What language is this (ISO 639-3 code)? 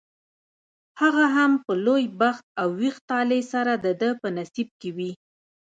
pus